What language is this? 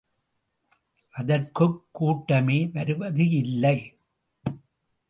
Tamil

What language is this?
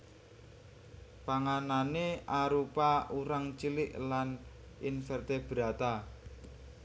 Javanese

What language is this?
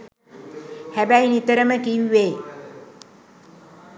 Sinhala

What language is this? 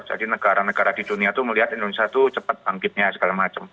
Indonesian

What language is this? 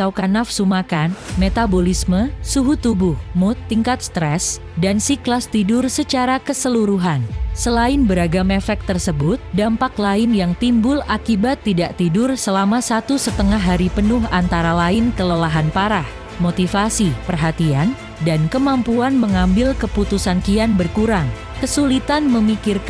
Indonesian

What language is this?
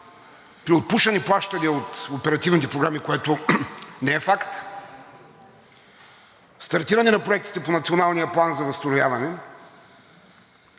Bulgarian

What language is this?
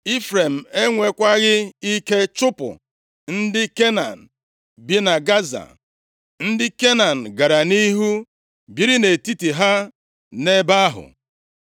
Igbo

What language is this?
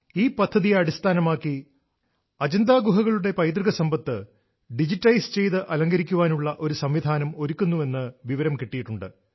Malayalam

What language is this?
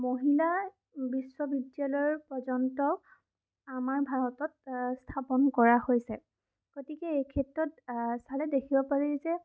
Assamese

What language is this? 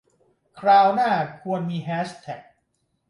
Thai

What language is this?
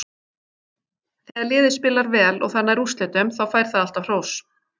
Icelandic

